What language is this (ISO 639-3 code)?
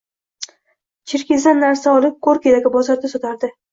uzb